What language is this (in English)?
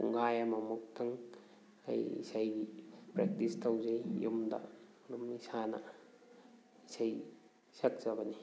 Manipuri